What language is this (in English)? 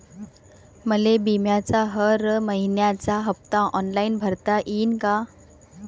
Marathi